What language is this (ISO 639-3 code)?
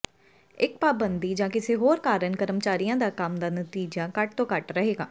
pan